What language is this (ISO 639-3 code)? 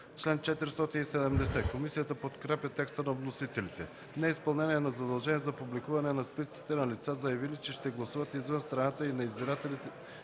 bul